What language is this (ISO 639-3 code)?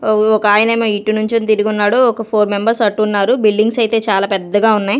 tel